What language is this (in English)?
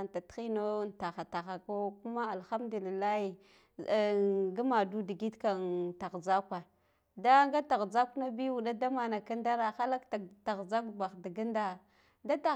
Guduf-Gava